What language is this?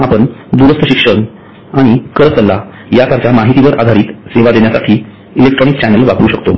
Marathi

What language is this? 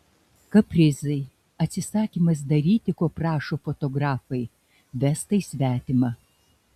Lithuanian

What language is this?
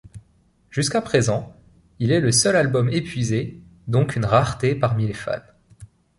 French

